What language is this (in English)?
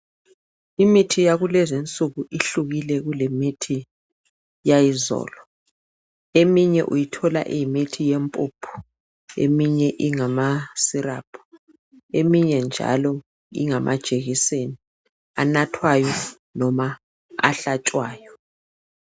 North Ndebele